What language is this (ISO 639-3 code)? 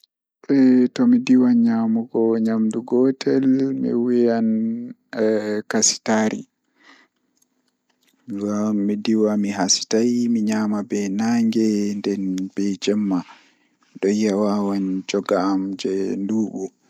ful